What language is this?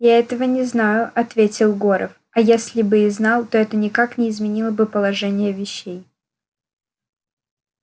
Russian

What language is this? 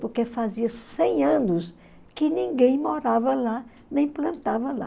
Portuguese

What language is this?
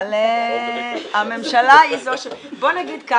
Hebrew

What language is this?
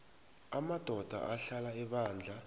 South Ndebele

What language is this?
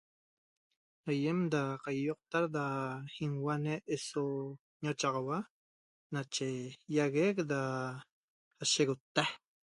Toba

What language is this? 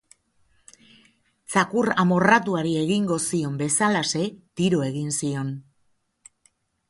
Basque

